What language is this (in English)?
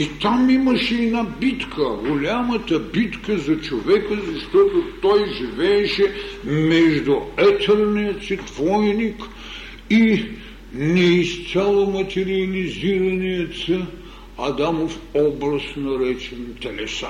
Bulgarian